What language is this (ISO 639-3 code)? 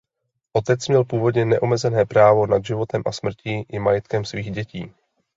ces